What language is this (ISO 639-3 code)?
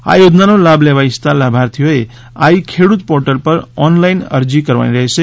guj